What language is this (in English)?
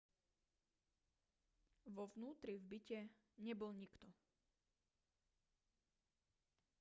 Slovak